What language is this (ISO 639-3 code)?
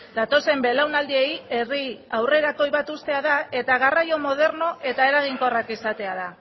eus